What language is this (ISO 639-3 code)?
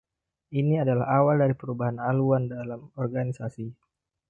ind